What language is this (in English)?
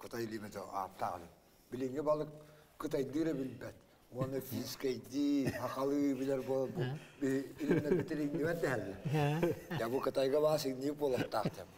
Turkish